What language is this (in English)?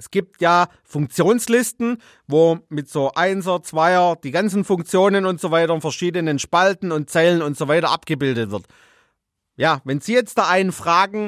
German